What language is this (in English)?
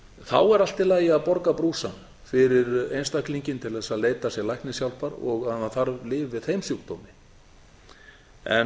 Icelandic